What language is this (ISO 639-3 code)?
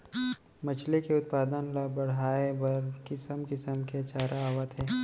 hne